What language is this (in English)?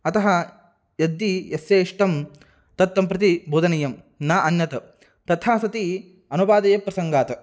Sanskrit